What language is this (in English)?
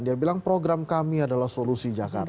Indonesian